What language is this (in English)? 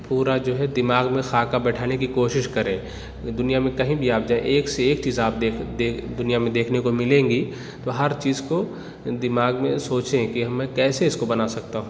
Urdu